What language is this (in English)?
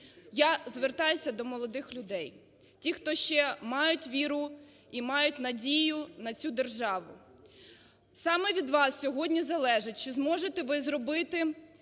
Ukrainian